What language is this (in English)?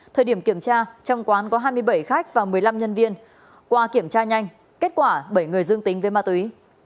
Vietnamese